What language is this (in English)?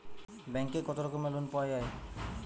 Bangla